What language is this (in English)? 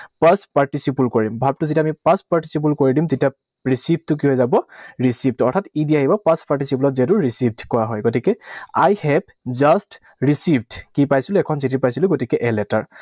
Assamese